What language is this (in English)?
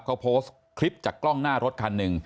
Thai